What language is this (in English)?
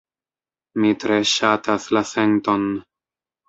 Esperanto